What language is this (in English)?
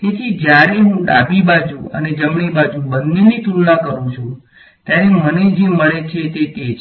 Gujarati